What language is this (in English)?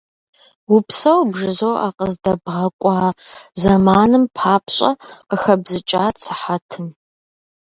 Kabardian